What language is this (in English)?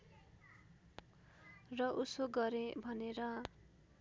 Nepali